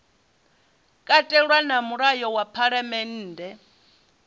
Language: Venda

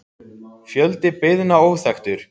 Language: Icelandic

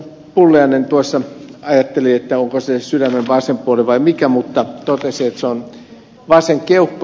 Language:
Finnish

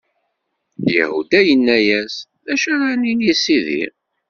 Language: Kabyle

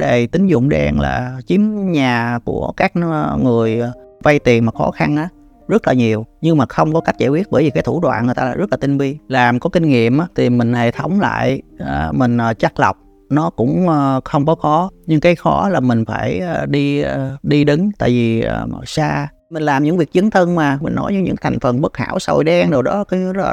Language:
Vietnamese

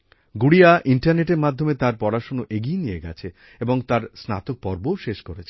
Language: Bangla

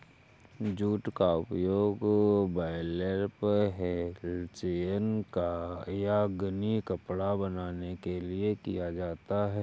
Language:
Hindi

